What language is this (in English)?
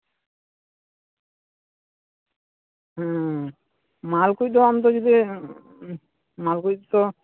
Santali